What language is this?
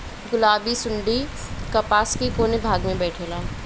Bhojpuri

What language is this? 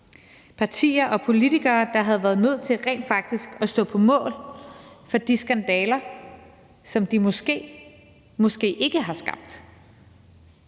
Danish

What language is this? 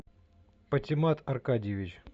Russian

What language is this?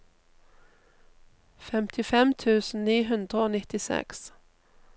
Norwegian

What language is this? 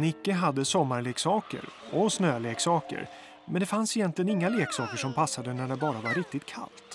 Swedish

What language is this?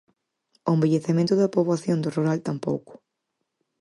Galician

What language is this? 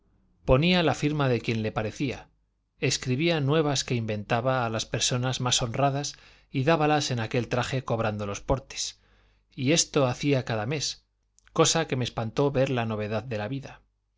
Spanish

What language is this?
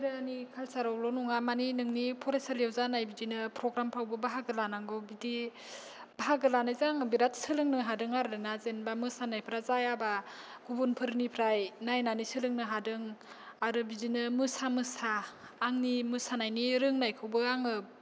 Bodo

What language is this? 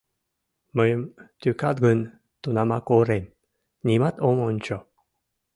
Mari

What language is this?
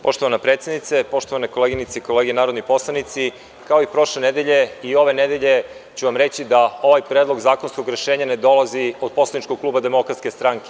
Serbian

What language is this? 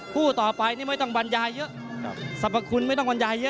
Thai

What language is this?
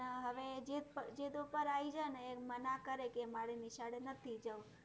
Gujarati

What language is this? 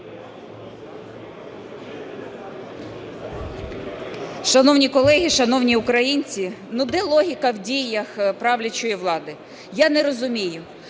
Ukrainian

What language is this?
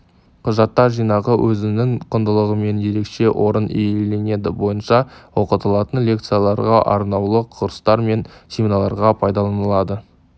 Kazakh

